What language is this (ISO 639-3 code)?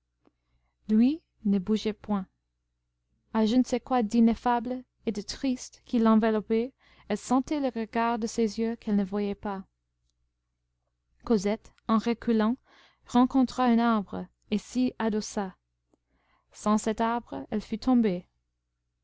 fra